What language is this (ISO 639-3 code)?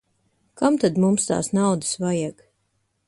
lav